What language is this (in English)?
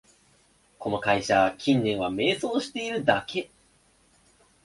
Japanese